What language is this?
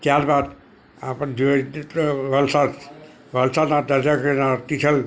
Gujarati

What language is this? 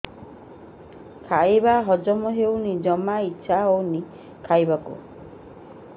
Odia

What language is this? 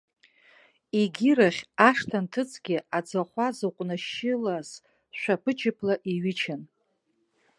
Abkhazian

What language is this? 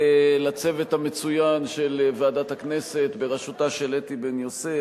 Hebrew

